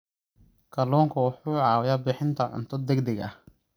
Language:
Somali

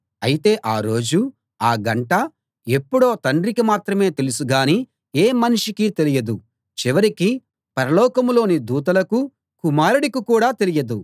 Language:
Telugu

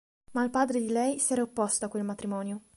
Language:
Italian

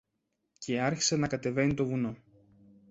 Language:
Greek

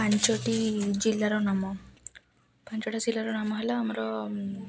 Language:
Odia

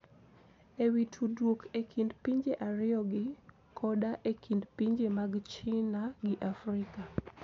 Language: Luo (Kenya and Tanzania)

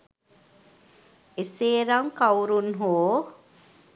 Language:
Sinhala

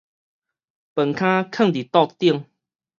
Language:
Min Nan Chinese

